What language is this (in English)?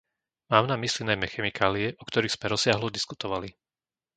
Slovak